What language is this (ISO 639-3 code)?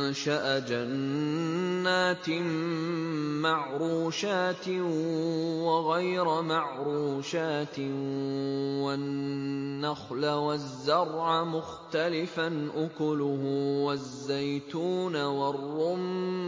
ara